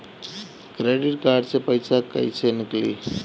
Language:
Bhojpuri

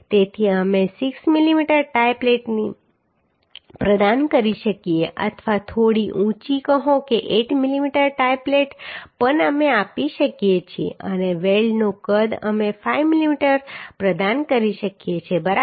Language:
Gujarati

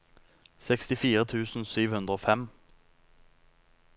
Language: Norwegian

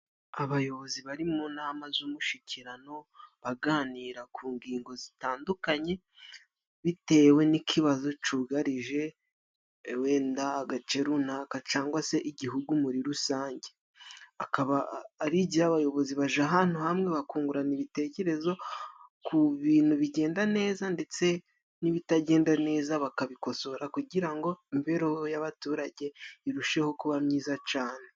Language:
Kinyarwanda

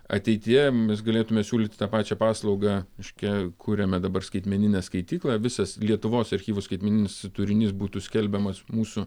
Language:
Lithuanian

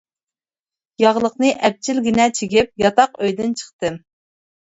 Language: Uyghur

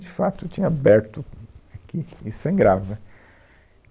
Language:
Portuguese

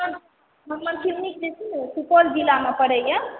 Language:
Maithili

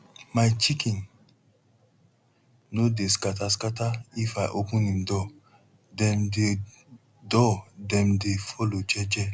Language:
Nigerian Pidgin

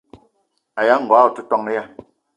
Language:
Eton (Cameroon)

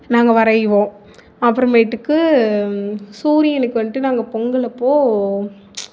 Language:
Tamil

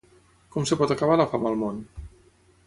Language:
Catalan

